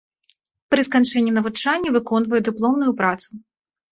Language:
Belarusian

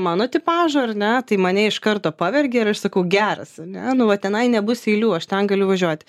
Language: Lithuanian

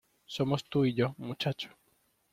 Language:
Spanish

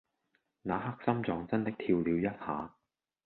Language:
Cantonese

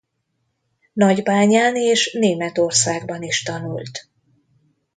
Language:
Hungarian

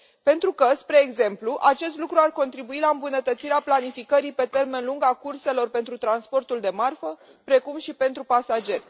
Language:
Romanian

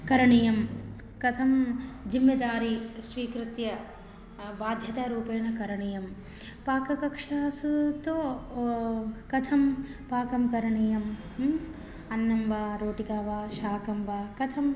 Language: Sanskrit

